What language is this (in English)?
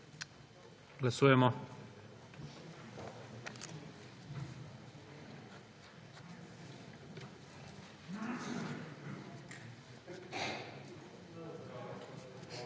Slovenian